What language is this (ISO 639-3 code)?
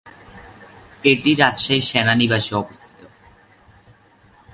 ben